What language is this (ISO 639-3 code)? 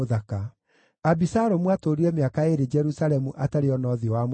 kik